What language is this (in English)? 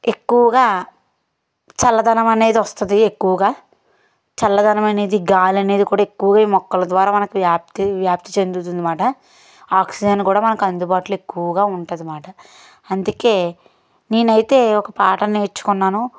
Telugu